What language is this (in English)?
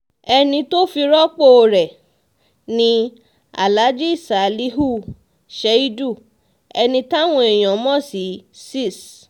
Yoruba